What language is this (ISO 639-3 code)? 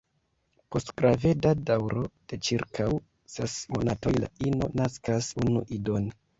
epo